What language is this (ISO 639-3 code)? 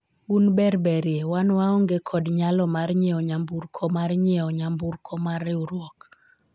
luo